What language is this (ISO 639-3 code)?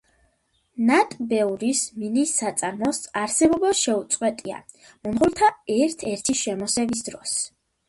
kat